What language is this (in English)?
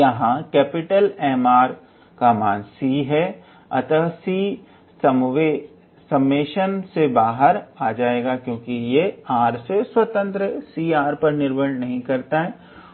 Hindi